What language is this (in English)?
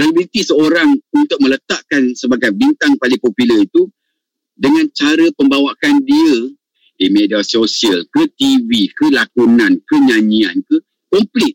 Malay